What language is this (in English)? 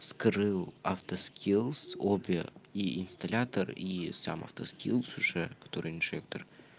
Russian